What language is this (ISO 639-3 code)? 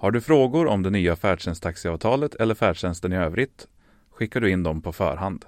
swe